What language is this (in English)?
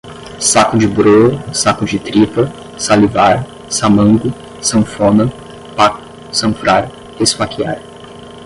Portuguese